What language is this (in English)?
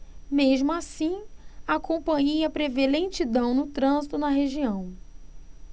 Portuguese